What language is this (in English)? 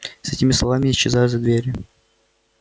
Russian